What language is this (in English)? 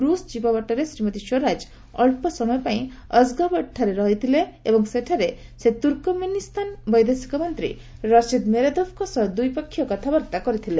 Odia